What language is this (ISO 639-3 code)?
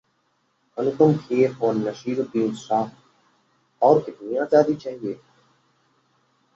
hin